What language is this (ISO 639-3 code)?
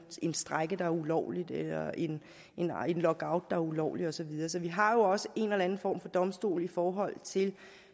dan